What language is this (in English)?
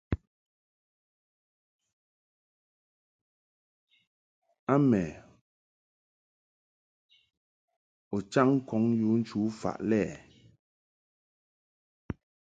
Mungaka